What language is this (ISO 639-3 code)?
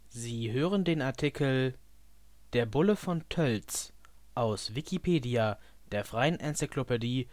deu